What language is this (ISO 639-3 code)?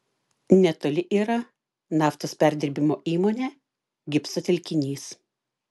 lit